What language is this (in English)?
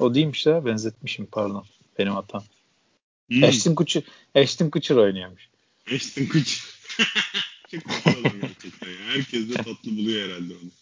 Turkish